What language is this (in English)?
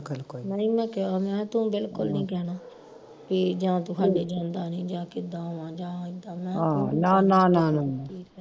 Punjabi